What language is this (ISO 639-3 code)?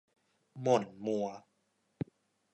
tha